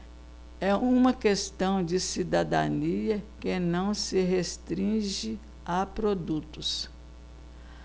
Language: Portuguese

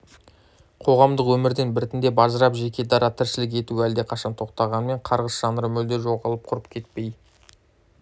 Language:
Kazakh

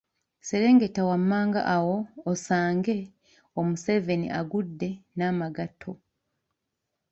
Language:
Ganda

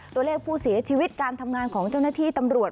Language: Thai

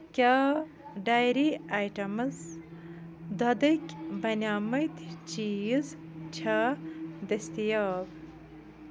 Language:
Kashmiri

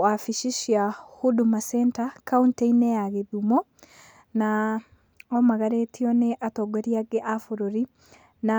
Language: Kikuyu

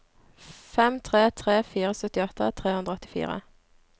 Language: Norwegian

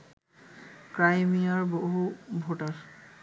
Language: Bangla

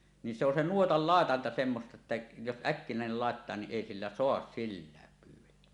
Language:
Finnish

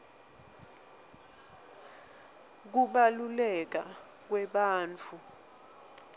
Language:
Swati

